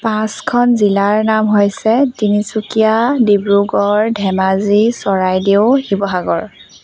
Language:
Assamese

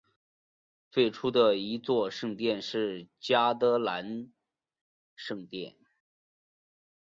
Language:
Chinese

